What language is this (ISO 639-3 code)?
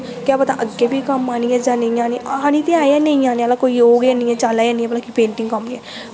doi